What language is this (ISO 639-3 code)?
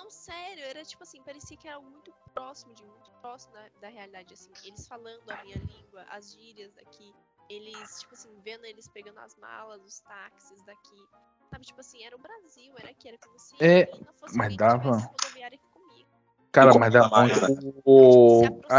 por